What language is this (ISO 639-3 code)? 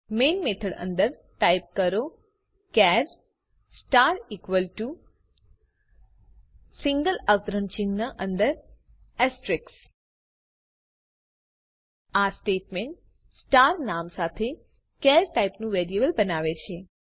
guj